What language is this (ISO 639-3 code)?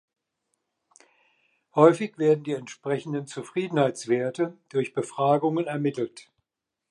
deu